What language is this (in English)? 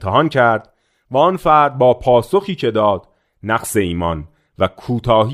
Persian